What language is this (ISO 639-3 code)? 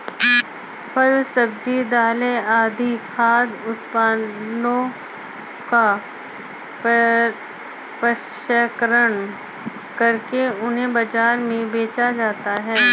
hin